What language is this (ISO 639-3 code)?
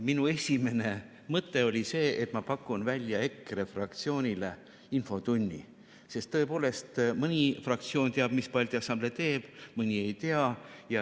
est